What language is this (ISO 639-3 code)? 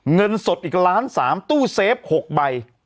tha